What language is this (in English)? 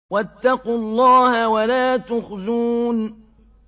Arabic